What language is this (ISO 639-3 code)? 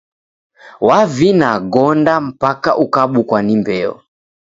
dav